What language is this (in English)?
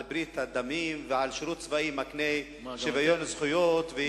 Hebrew